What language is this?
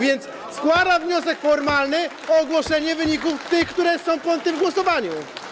Polish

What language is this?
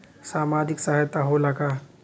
Bhojpuri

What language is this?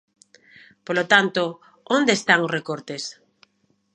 Galician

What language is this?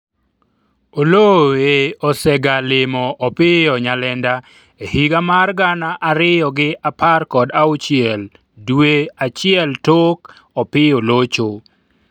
Luo (Kenya and Tanzania)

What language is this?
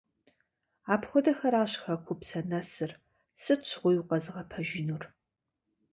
Kabardian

